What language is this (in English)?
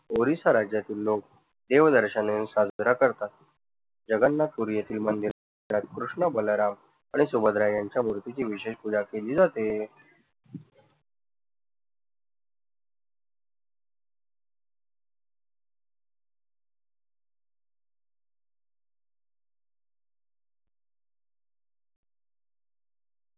Marathi